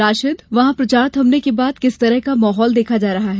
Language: Hindi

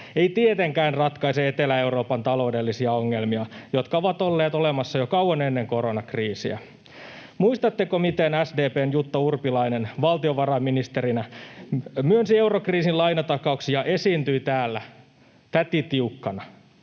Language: Finnish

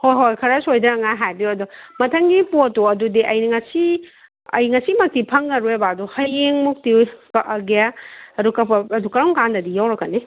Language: Manipuri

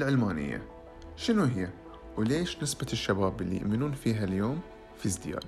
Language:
Arabic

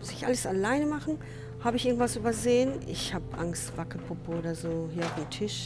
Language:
German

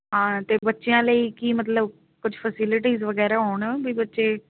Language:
Punjabi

